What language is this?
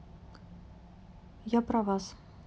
Russian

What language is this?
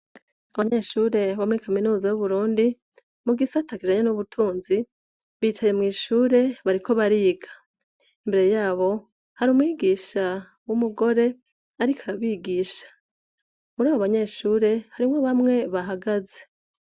Rundi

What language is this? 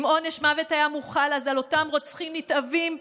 Hebrew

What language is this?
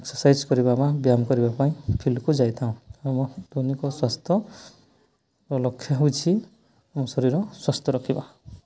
Odia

